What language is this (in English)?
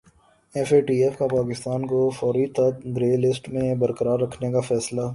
Urdu